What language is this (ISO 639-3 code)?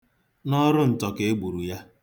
ibo